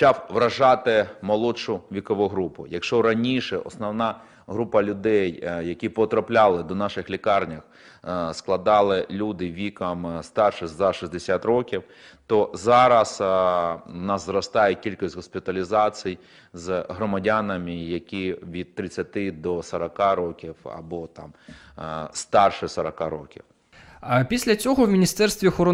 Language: Ukrainian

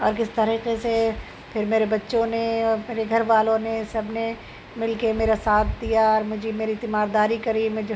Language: Urdu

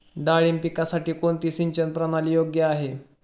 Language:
Marathi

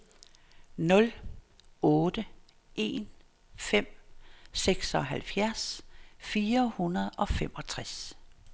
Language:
Danish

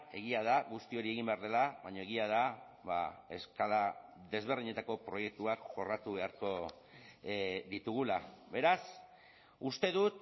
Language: Basque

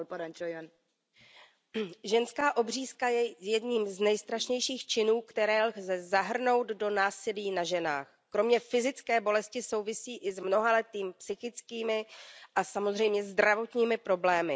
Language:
Czech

